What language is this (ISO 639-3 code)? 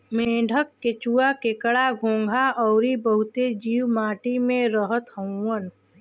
bho